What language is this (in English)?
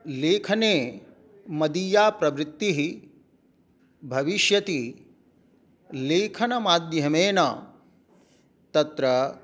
Sanskrit